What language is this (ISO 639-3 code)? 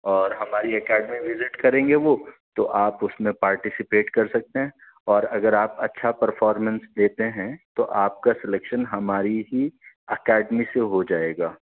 urd